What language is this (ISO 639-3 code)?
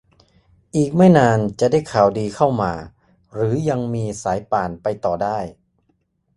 tha